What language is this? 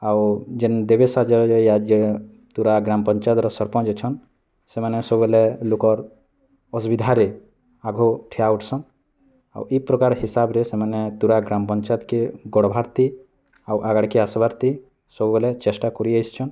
Odia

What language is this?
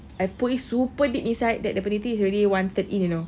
English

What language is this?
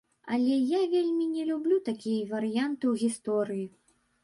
Belarusian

